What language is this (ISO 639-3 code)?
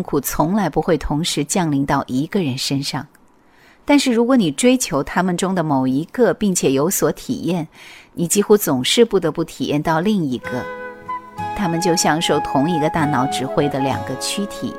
zho